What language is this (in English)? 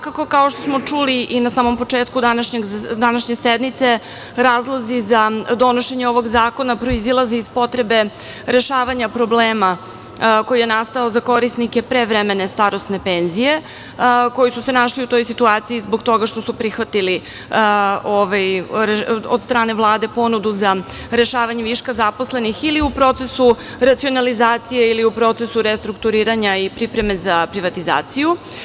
Serbian